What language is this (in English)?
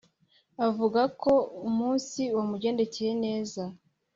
Kinyarwanda